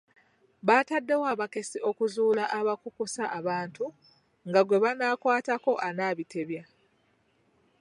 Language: Ganda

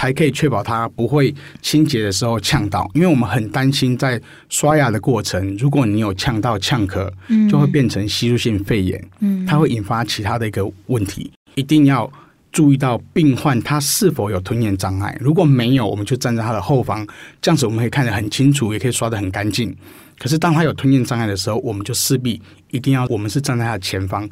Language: Chinese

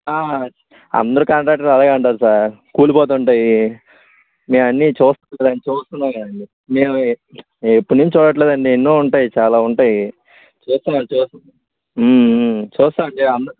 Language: Telugu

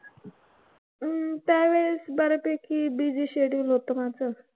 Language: Marathi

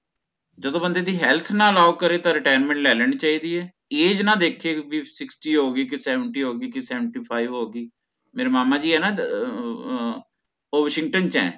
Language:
Punjabi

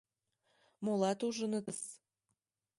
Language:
Mari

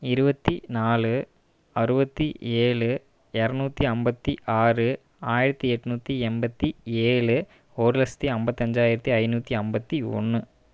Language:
Tamil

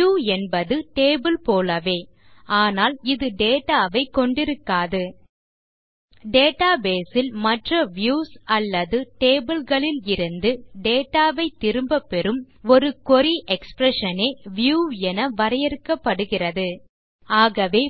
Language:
Tamil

